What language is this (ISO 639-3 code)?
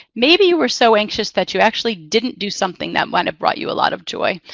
eng